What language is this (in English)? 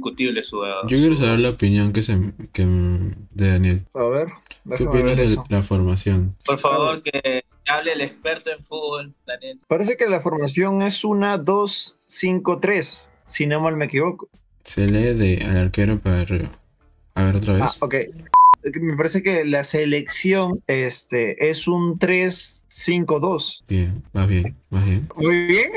Spanish